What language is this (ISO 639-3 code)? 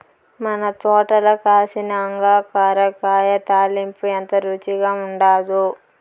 tel